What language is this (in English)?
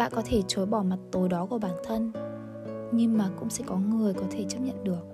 Vietnamese